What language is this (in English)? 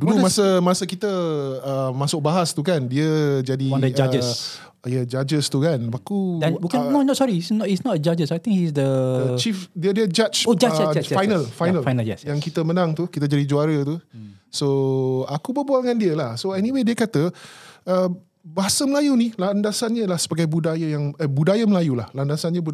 Malay